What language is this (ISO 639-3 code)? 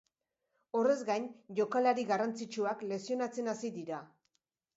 eus